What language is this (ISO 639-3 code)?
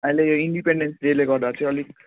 nep